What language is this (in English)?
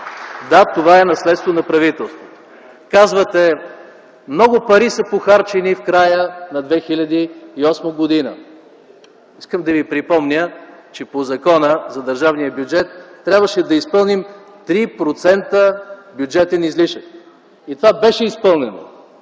Bulgarian